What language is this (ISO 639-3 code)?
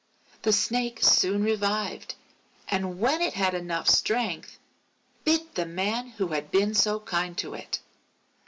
eng